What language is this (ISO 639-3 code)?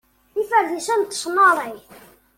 kab